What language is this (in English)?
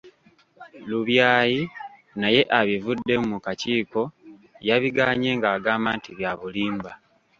Ganda